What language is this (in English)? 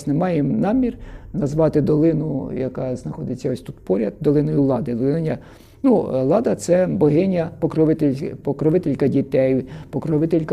Ukrainian